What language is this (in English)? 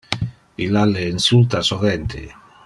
Interlingua